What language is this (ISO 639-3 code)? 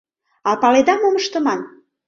chm